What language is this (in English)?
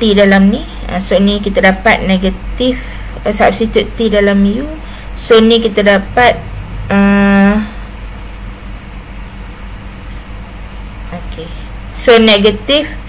Malay